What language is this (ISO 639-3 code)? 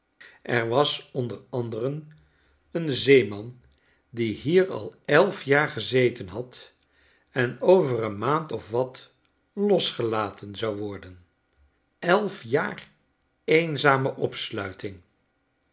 nld